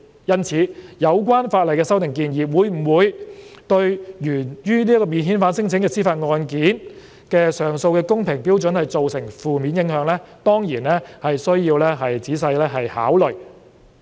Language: Cantonese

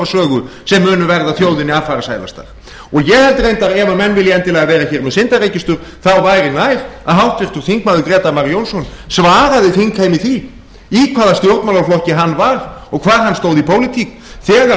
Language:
Icelandic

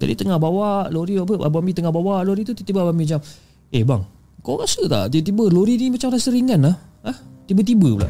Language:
Malay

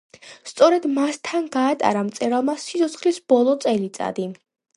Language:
Georgian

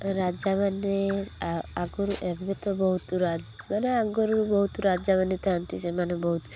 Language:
Odia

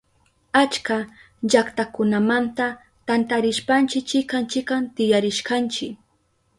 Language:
Southern Pastaza Quechua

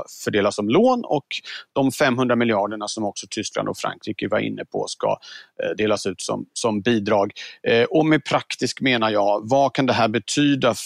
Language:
Swedish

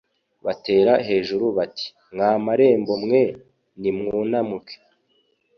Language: Kinyarwanda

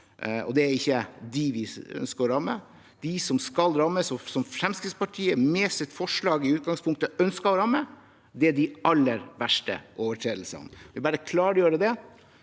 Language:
Norwegian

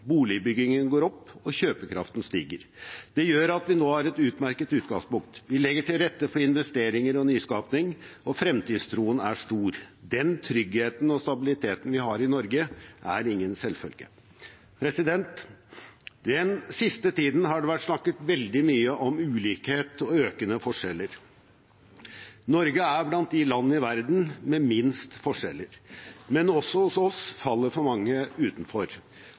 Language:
Norwegian Bokmål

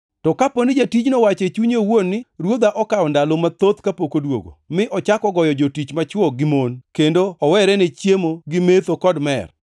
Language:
Luo (Kenya and Tanzania)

